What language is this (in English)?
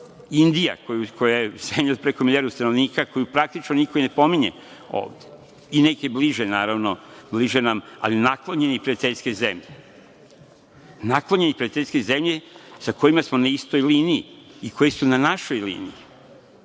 Serbian